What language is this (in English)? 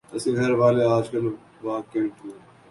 Urdu